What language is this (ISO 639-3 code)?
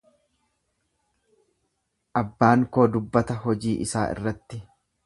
orm